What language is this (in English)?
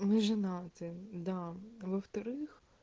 Russian